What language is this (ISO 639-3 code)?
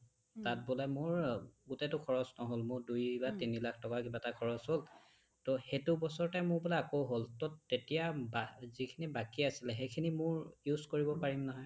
asm